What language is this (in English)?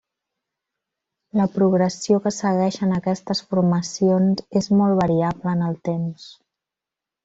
Catalan